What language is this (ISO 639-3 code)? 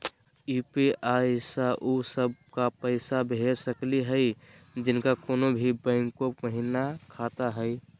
mag